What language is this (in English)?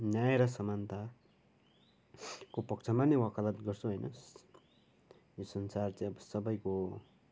Nepali